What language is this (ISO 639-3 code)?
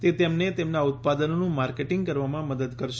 guj